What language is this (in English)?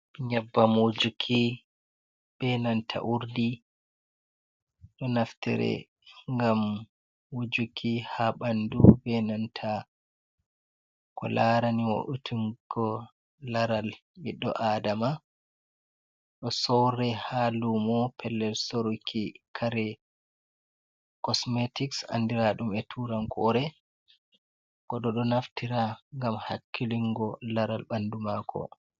Fula